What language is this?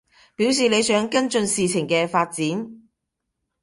Cantonese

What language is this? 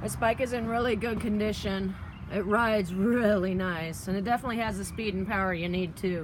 English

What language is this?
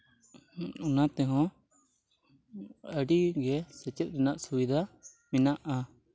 Santali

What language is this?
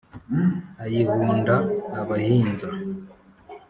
Kinyarwanda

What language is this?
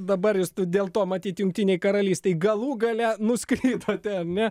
Lithuanian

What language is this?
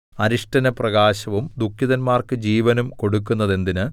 Malayalam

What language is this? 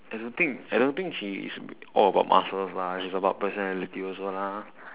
English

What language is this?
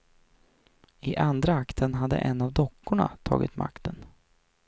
Swedish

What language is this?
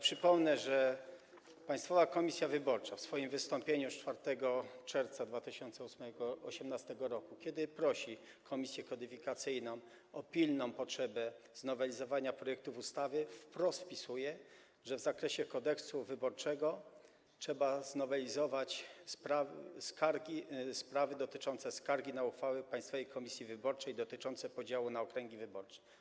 Polish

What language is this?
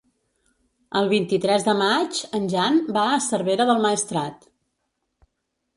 Catalan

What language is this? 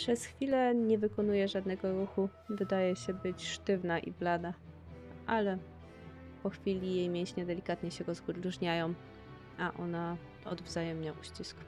Polish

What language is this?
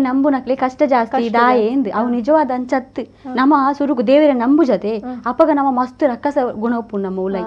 Kannada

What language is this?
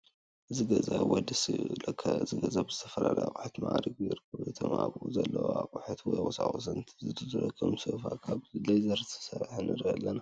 Tigrinya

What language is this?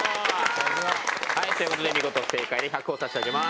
Japanese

